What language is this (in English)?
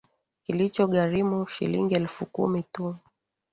Swahili